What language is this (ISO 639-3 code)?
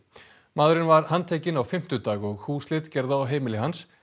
isl